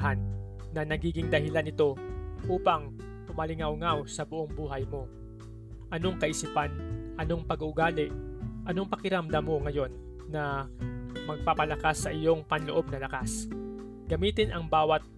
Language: Filipino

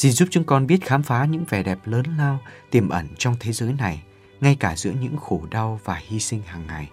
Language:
Vietnamese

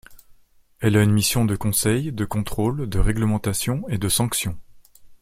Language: French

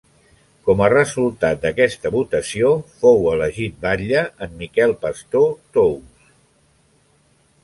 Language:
Catalan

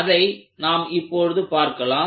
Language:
Tamil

